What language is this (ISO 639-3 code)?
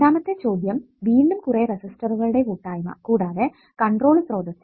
mal